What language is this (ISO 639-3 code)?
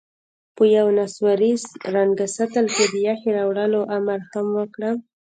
pus